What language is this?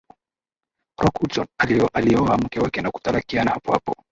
Swahili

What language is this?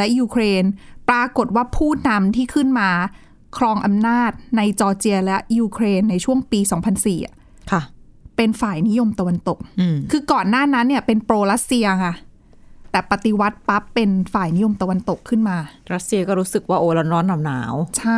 Thai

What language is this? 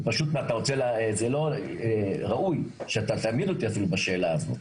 Hebrew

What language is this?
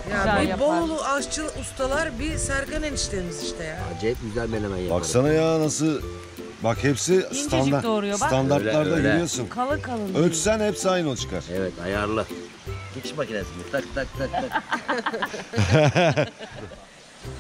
Turkish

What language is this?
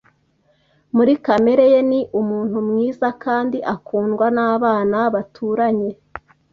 Kinyarwanda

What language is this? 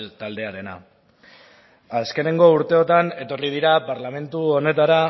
Basque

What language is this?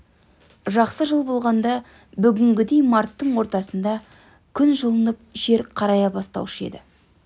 Kazakh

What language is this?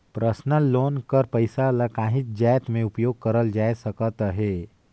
Chhattisgarhi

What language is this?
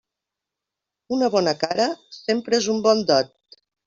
Catalan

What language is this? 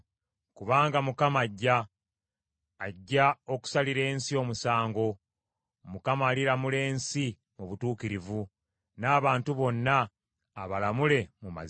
Ganda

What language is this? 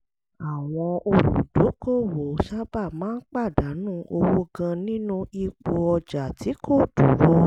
Yoruba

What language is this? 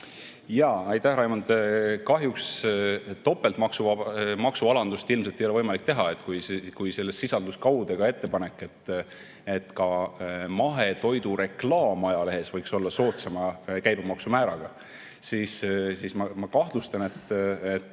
Estonian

